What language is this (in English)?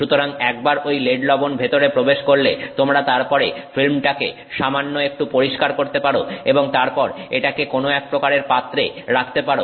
Bangla